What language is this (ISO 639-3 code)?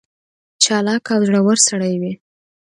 pus